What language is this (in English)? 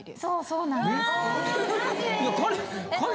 Japanese